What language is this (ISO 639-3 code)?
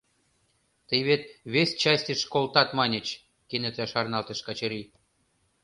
chm